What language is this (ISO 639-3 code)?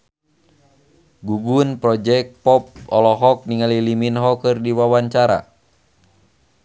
sun